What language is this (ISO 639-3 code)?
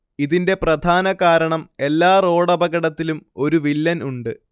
mal